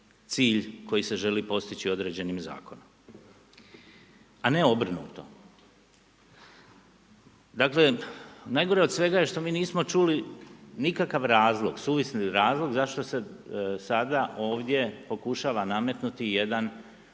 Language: Croatian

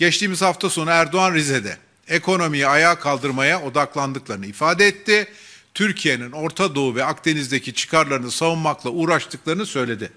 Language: Turkish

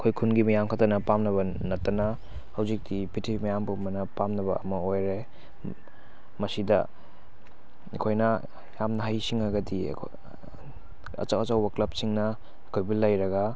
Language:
Manipuri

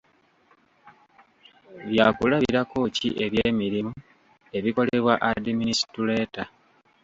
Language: Ganda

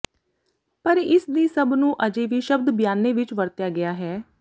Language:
Punjabi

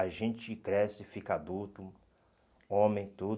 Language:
Portuguese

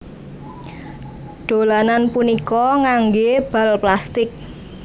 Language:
Javanese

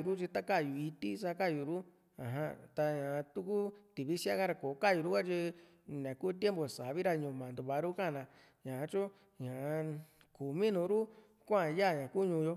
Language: Juxtlahuaca Mixtec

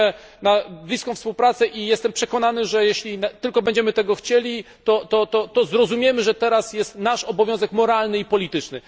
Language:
Polish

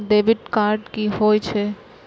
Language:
Maithili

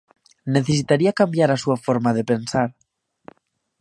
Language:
Galician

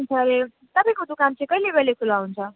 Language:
Nepali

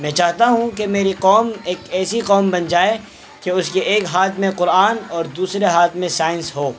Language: Urdu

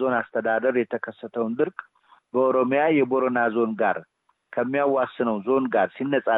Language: Amharic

